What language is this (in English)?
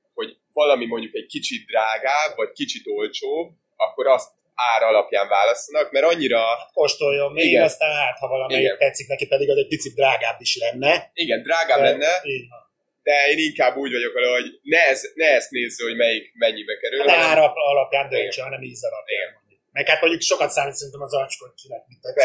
Hungarian